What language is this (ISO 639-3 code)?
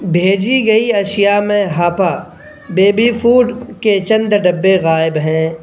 urd